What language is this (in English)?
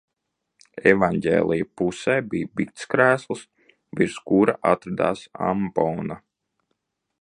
Latvian